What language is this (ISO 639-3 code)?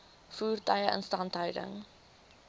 afr